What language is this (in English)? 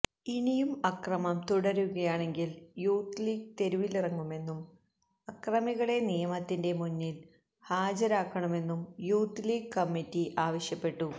Malayalam